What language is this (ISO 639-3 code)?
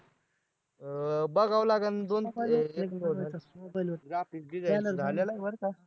mar